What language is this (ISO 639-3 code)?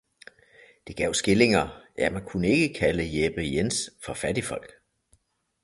dan